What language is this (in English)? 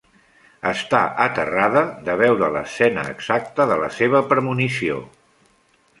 Catalan